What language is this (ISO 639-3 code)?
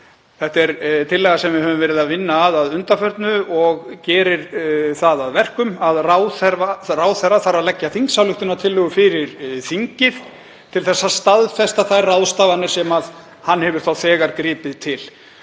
isl